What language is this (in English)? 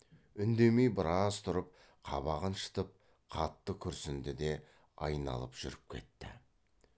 Kazakh